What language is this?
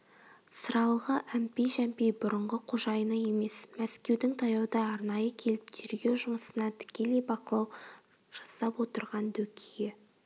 Kazakh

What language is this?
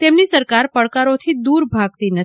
Gujarati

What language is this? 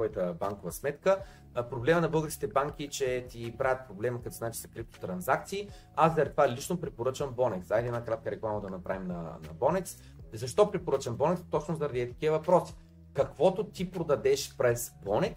Bulgarian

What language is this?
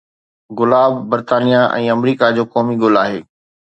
Sindhi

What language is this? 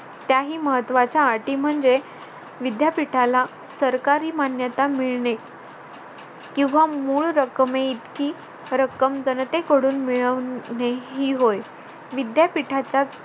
Marathi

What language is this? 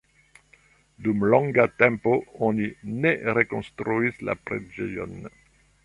Esperanto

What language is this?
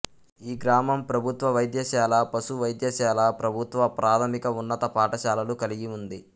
Telugu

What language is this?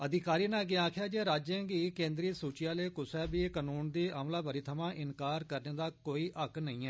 Dogri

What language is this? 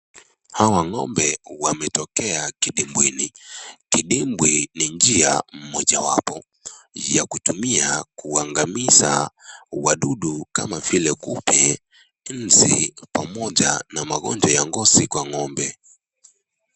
Swahili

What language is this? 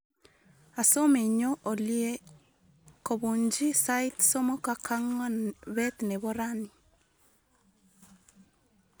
Kalenjin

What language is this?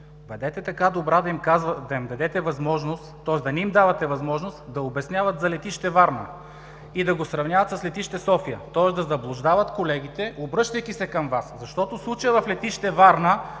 Bulgarian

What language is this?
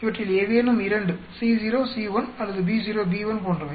Tamil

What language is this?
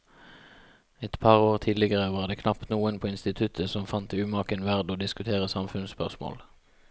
Norwegian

